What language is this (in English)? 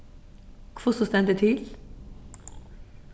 Faroese